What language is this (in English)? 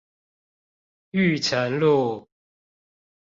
Chinese